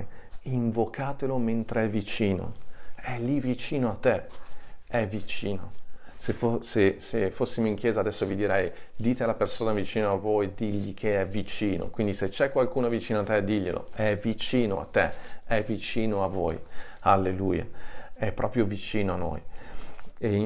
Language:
Italian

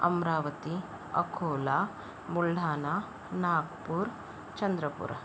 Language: Marathi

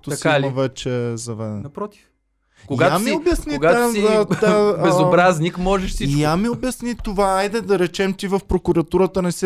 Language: Bulgarian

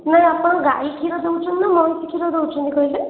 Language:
Odia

